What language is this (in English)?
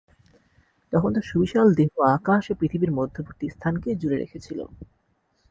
Bangla